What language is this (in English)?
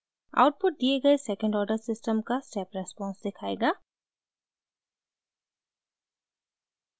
Hindi